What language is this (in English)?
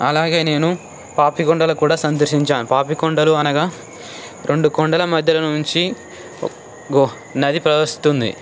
Telugu